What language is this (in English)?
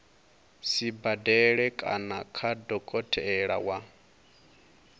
Venda